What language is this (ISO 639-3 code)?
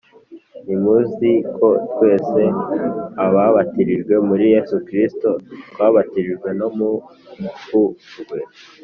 kin